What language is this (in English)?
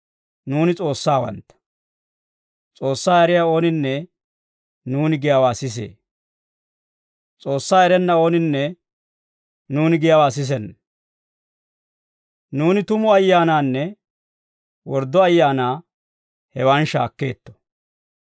Dawro